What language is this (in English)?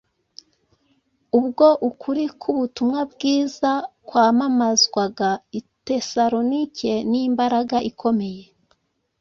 Kinyarwanda